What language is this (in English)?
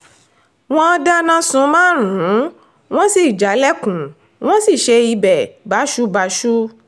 Yoruba